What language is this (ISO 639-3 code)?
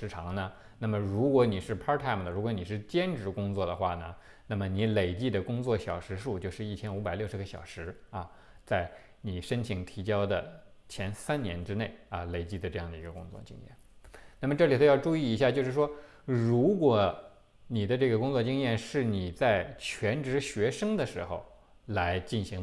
zho